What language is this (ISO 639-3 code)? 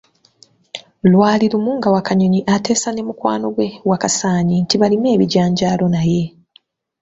lug